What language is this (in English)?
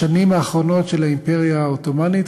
Hebrew